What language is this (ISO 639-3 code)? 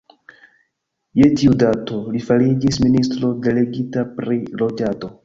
epo